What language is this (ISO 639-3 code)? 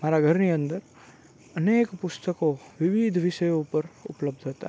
guj